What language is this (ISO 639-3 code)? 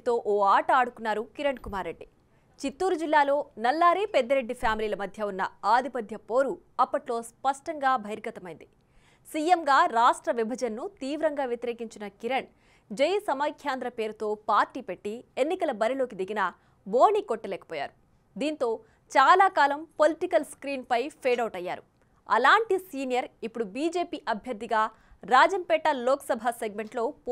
tel